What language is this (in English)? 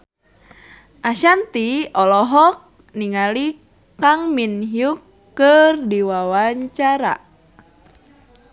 Sundanese